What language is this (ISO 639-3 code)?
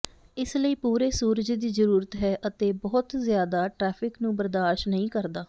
pan